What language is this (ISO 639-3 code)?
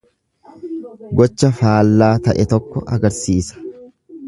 orm